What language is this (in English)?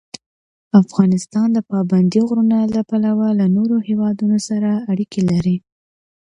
Pashto